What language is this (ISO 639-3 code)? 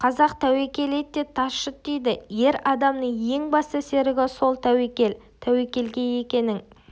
kaz